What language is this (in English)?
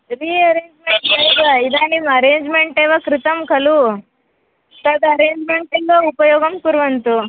Sanskrit